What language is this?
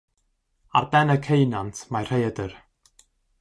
Welsh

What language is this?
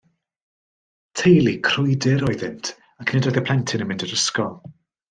Welsh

